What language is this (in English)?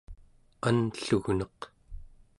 Central Yupik